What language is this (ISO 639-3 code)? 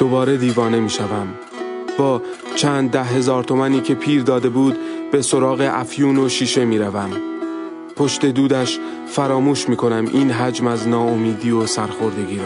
fas